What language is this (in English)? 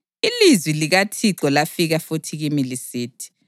North Ndebele